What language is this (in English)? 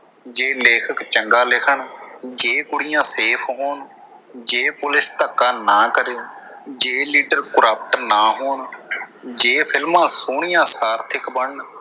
Punjabi